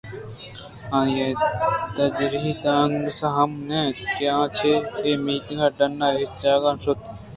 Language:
Eastern Balochi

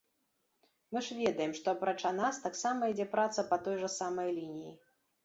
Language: Belarusian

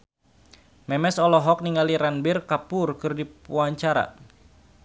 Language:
Sundanese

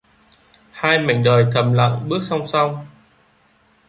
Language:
Vietnamese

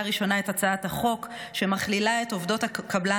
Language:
Hebrew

